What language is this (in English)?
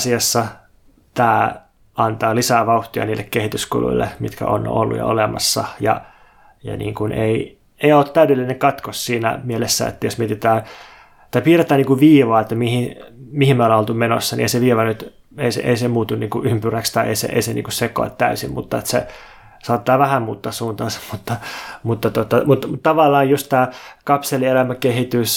Finnish